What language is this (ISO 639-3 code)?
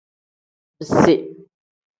kdh